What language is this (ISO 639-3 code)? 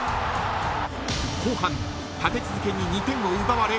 jpn